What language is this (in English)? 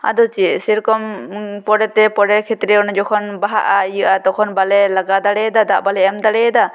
Santali